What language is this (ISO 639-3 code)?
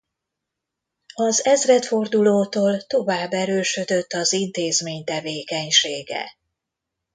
hun